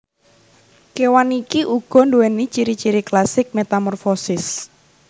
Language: Javanese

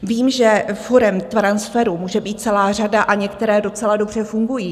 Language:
Czech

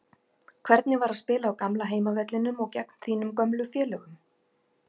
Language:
Icelandic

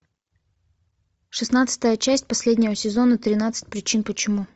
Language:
Russian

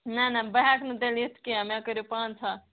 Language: Kashmiri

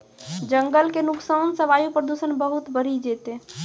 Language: Maithili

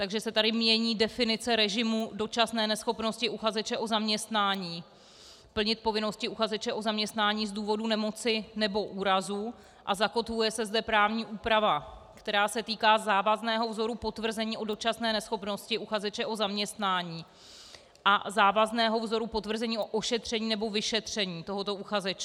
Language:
Czech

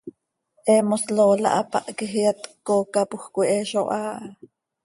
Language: Seri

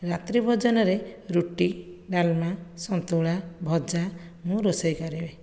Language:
Odia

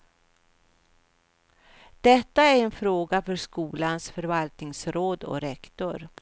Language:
Swedish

